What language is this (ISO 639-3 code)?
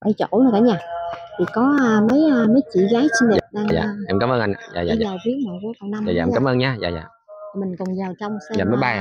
vie